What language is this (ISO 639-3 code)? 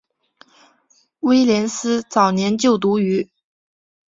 zho